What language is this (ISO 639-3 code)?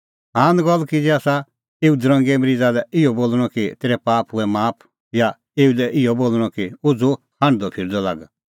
kfx